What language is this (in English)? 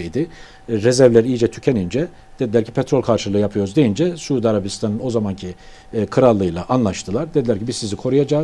Turkish